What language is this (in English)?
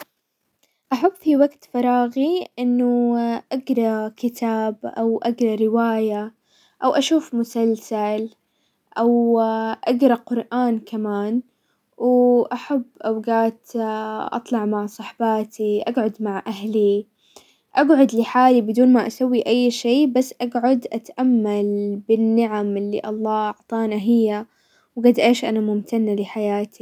Hijazi Arabic